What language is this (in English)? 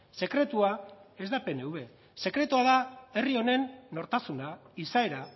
Basque